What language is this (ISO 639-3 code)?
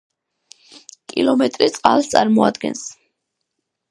kat